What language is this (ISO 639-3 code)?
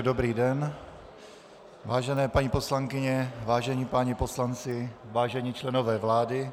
ces